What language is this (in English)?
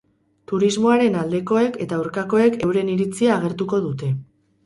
Basque